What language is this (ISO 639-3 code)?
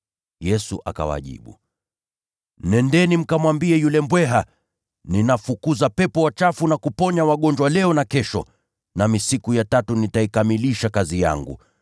swa